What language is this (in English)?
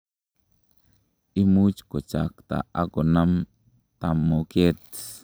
Kalenjin